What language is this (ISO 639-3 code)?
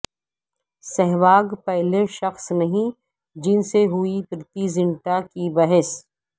urd